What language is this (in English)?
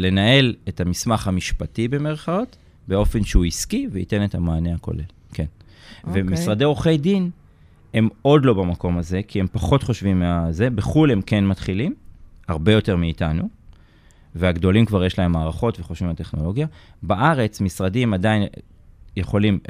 Hebrew